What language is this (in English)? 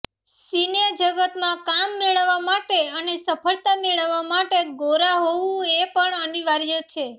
Gujarati